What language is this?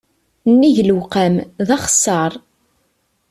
Kabyle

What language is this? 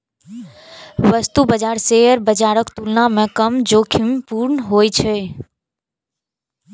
Maithili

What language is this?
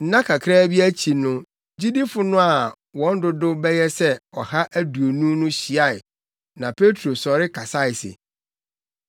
Akan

